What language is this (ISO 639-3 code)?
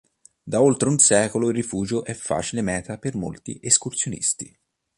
ita